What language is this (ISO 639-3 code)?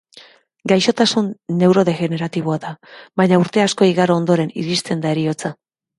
eus